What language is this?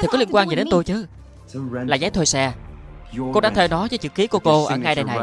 Vietnamese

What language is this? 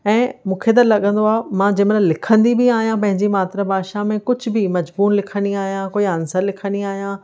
Sindhi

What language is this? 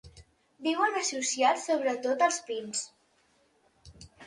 Catalan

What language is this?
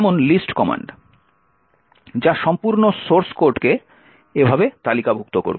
Bangla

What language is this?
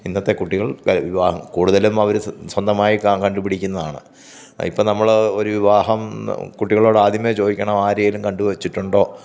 Malayalam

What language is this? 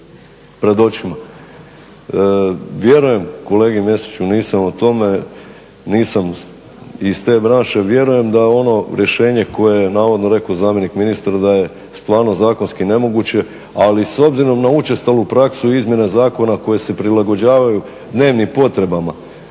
Croatian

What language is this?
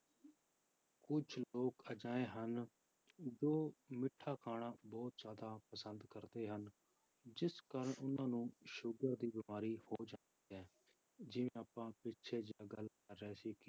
Punjabi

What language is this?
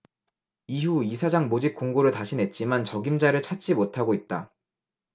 Korean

